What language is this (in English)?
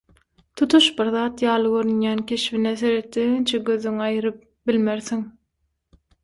Turkmen